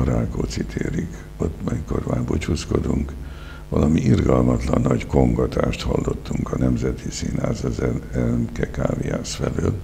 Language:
Hungarian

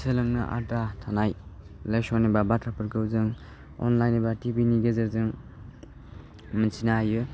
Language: Bodo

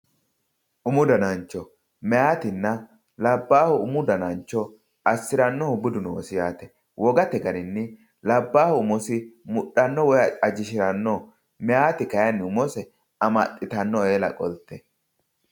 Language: Sidamo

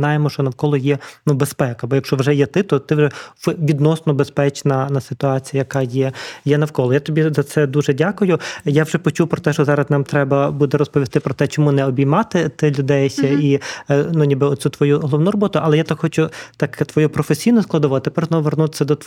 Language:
Ukrainian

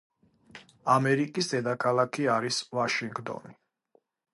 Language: Georgian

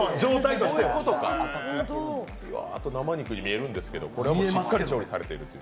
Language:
Japanese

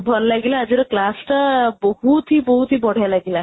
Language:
Odia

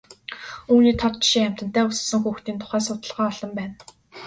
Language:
Mongolian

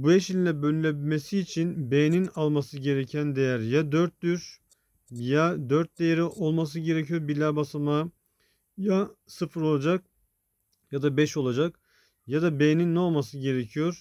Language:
Turkish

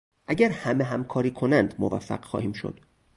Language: Persian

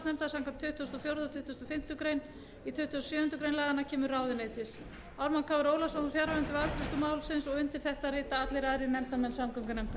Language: Icelandic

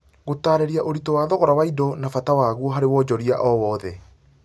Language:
Kikuyu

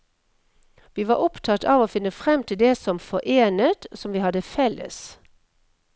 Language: Norwegian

